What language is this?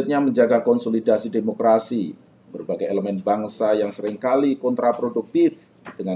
Indonesian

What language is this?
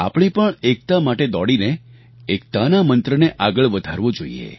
Gujarati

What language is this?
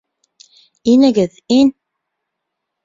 Bashkir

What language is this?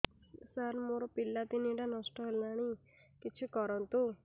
Odia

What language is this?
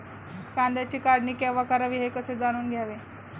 Marathi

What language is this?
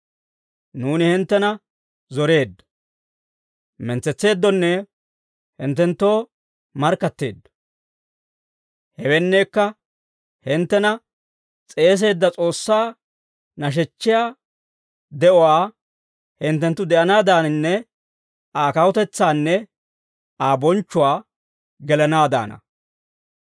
Dawro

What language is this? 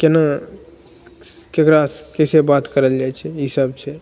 Maithili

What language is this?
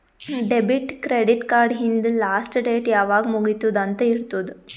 Kannada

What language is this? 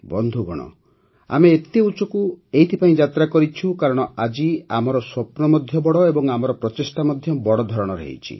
Odia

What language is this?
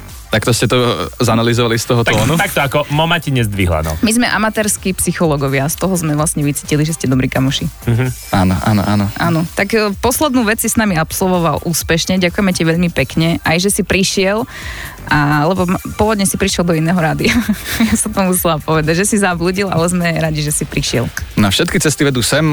Slovak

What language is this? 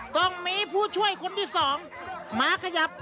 Thai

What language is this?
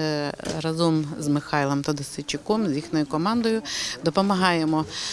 Ukrainian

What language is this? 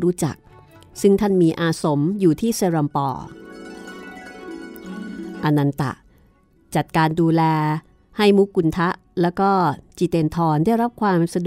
Thai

